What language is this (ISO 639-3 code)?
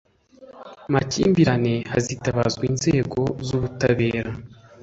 kin